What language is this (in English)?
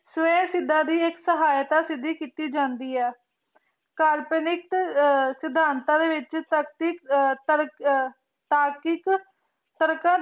Punjabi